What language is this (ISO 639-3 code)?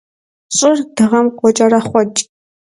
kbd